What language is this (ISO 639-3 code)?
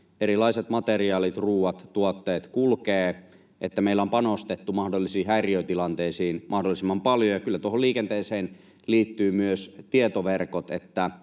fin